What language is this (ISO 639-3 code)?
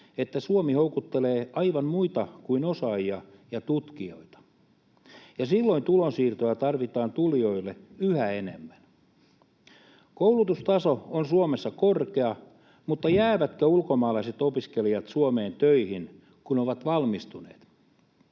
fin